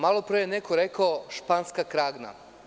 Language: Serbian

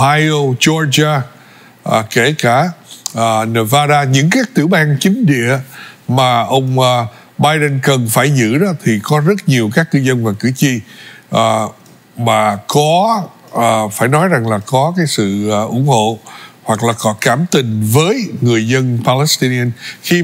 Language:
Vietnamese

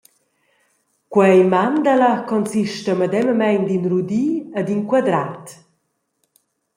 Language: Romansh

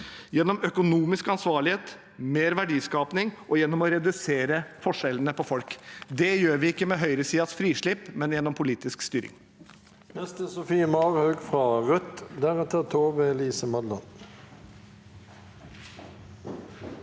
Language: Norwegian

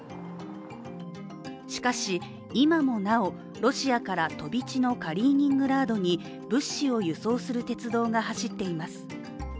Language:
Japanese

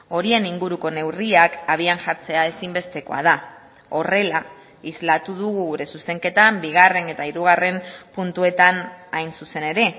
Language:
Basque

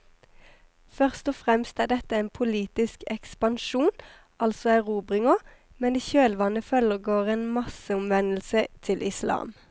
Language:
Norwegian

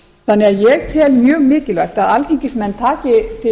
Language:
Icelandic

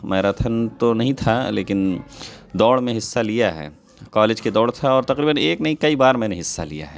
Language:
Urdu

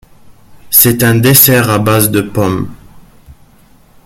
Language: French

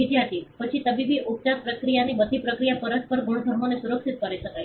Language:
Gujarati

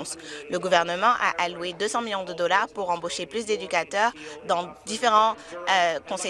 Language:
French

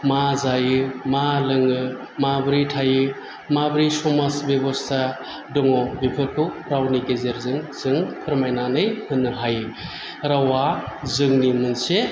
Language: Bodo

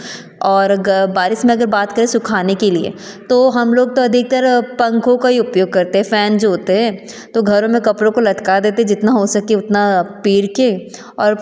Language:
Hindi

